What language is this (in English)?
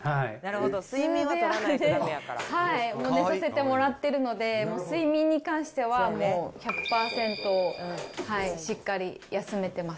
Japanese